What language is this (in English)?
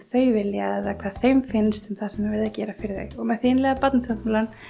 Icelandic